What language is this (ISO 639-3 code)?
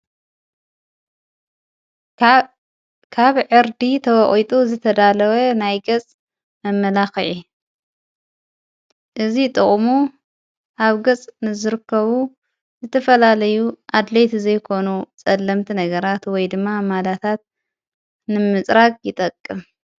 tir